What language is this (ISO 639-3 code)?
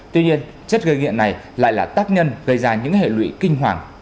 vie